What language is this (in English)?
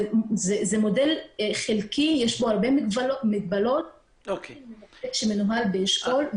Hebrew